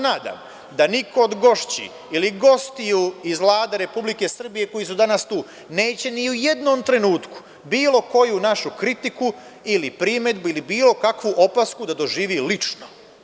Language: Serbian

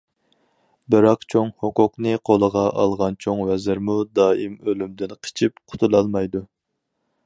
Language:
Uyghur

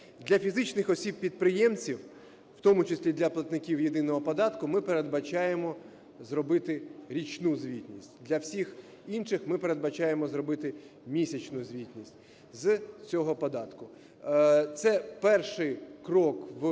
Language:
Ukrainian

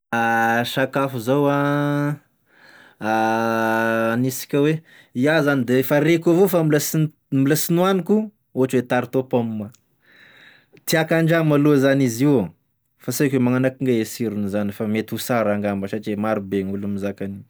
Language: Tesaka Malagasy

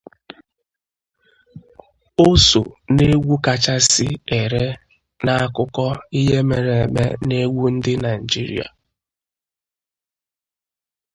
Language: Igbo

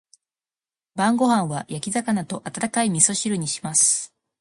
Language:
Japanese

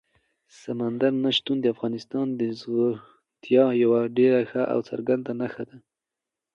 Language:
Pashto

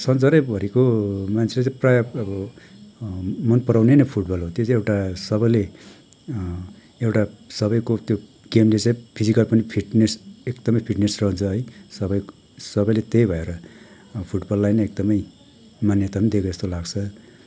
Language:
Nepali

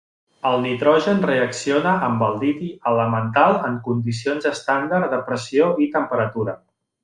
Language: Catalan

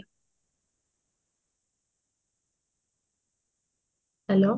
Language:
Odia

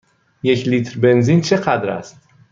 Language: Persian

